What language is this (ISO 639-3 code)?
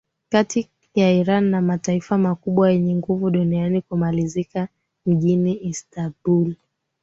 swa